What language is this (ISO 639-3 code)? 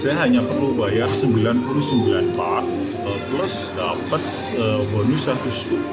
ind